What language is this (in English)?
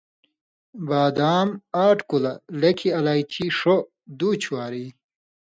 Indus Kohistani